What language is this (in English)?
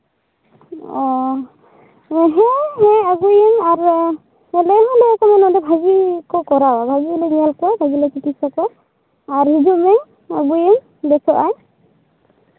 Santali